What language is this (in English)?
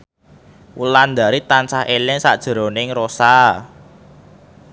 Javanese